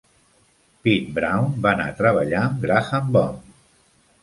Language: Catalan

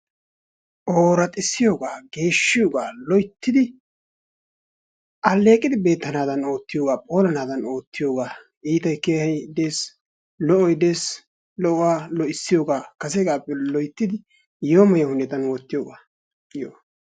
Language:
Wolaytta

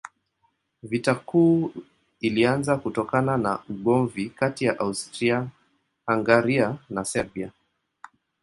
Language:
Swahili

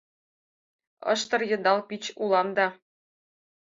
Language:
Mari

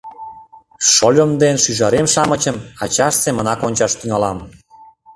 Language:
Mari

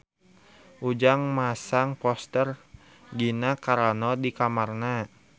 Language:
Sundanese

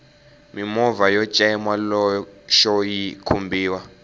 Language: Tsonga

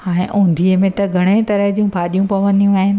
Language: Sindhi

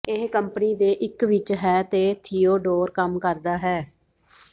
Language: Punjabi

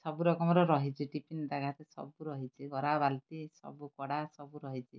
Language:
Odia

